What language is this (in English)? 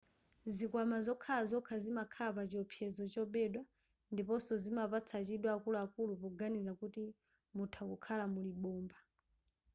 Nyanja